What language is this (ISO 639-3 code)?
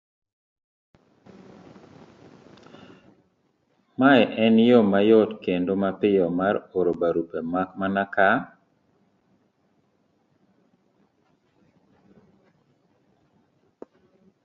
luo